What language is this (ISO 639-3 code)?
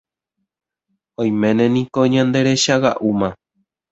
grn